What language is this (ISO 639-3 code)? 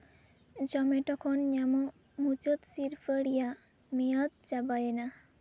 sat